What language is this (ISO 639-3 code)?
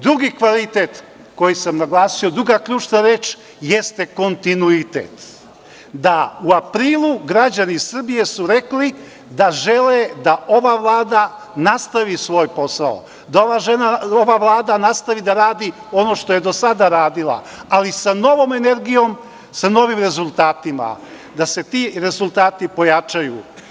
srp